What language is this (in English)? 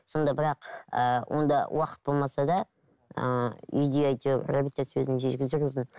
Kazakh